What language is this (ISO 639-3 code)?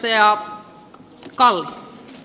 fin